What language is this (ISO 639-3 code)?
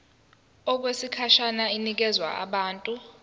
zul